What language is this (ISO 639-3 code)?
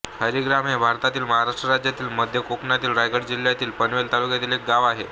mar